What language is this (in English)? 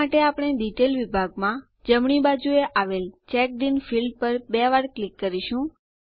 Gujarati